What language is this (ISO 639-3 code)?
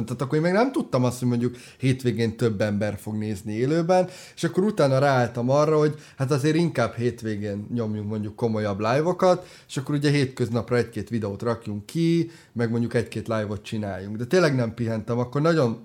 hun